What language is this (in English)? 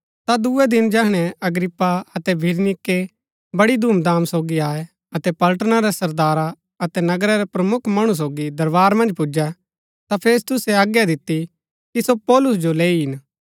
Gaddi